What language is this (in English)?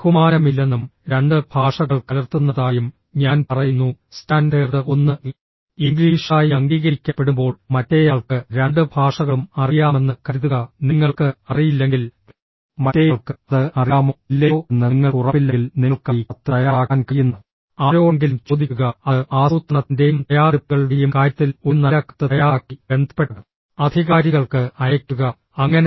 Malayalam